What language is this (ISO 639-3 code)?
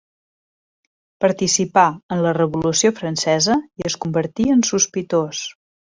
cat